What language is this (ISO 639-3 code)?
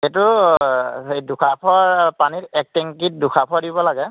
asm